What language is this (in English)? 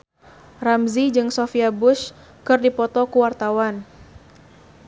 Sundanese